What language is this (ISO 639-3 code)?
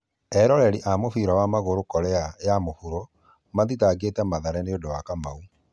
kik